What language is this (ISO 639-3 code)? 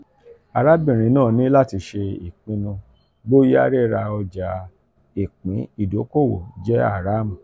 yor